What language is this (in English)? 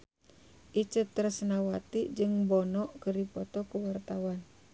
Sundanese